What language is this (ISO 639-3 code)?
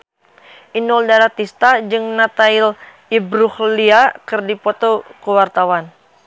sun